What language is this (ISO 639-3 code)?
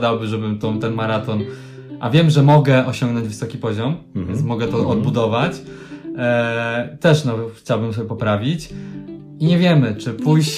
pol